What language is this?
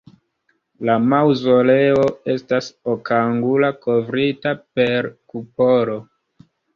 Esperanto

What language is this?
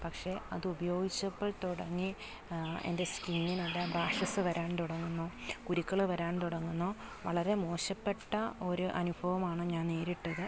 Malayalam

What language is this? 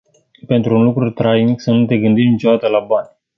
Romanian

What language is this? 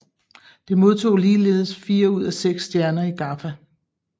Danish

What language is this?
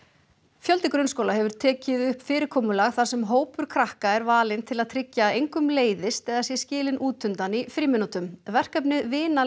Icelandic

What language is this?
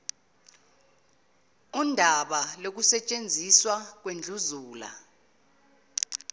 Zulu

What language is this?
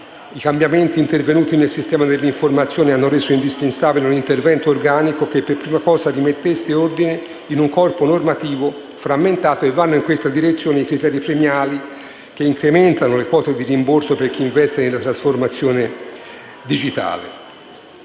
Italian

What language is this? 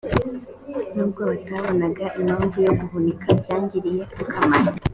Kinyarwanda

